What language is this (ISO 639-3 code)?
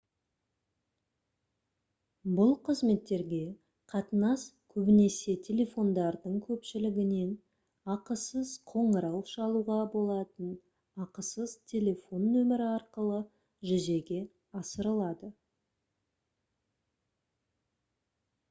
kaz